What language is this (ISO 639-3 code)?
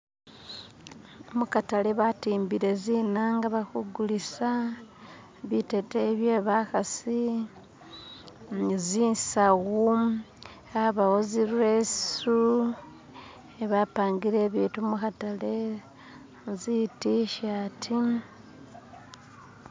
myx